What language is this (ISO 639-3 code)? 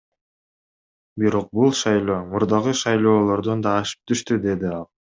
kir